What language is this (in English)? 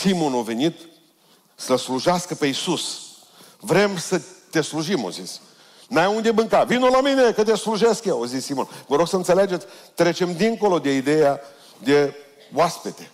Romanian